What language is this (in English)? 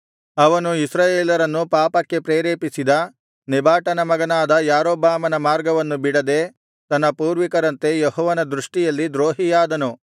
Kannada